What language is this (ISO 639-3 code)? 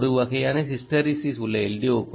tam